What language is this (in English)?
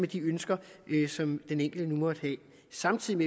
Danish